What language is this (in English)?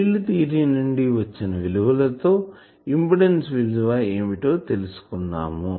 Telugu